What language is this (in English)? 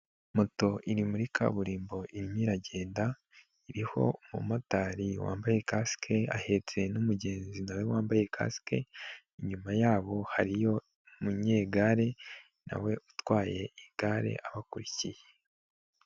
Kinyarwanda